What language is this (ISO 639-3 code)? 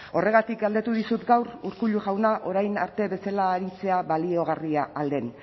eus